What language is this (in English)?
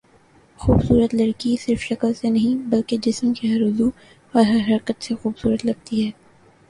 Urdu